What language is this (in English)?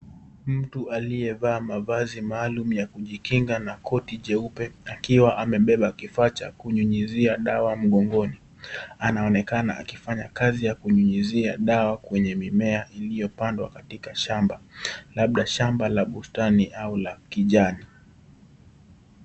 Swahili